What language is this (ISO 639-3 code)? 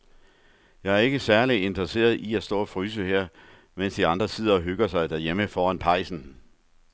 dan